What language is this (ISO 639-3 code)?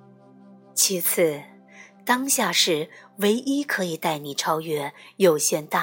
zho